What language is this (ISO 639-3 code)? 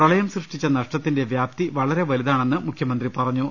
mal